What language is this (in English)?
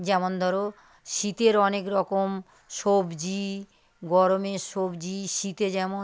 Bangla